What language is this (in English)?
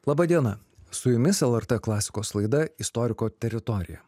Lithuanian